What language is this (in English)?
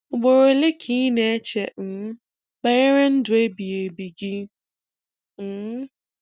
Igbo